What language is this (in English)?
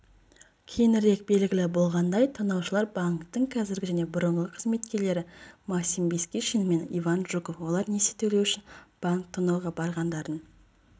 Kazakh